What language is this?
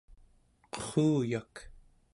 Central Yupik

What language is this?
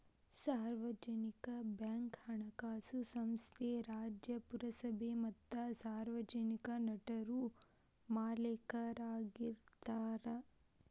Kannada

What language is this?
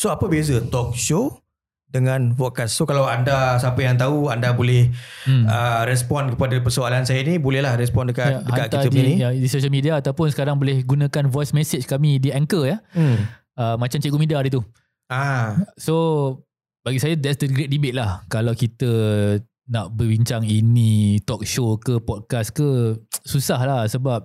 Malay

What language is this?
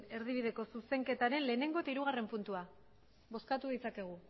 Basque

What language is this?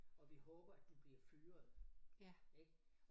Danish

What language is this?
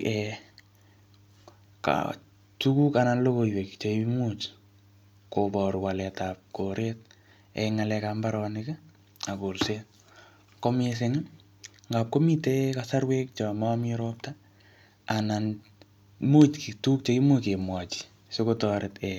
Kalenjin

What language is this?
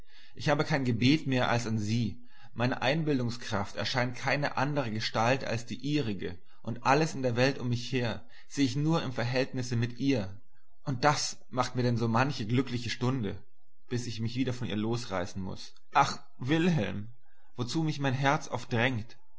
German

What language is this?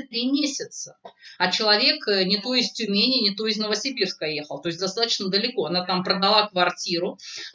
Russian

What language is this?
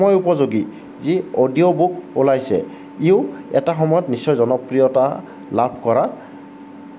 Assamese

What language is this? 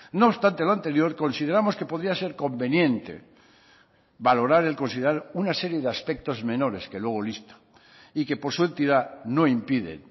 Spanish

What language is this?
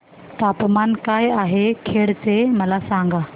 Marathi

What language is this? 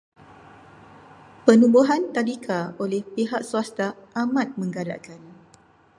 Malay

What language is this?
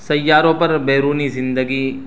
Urdu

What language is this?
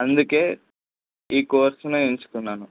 Telugu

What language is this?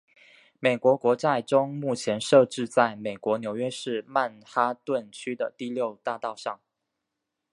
Chinese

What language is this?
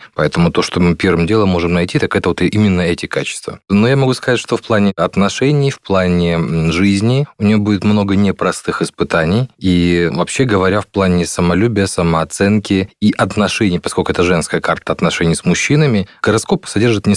Russian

